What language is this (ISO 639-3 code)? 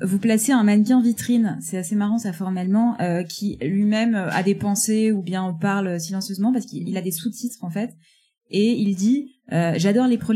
fra